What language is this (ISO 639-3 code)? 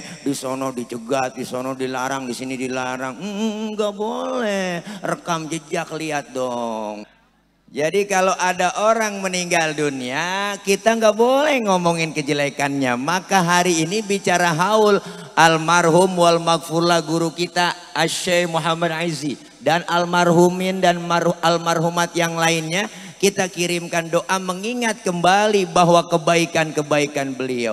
ind